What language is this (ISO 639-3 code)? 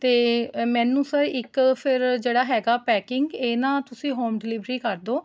pan